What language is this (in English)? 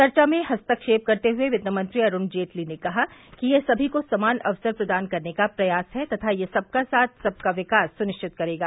Hindi